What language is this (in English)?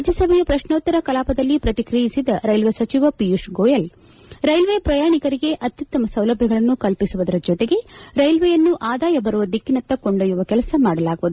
Kannada